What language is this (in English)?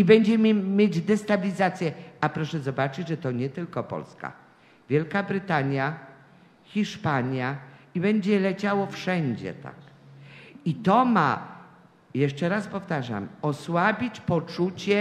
Polish